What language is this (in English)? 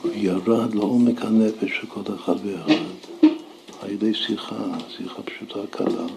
Hebrew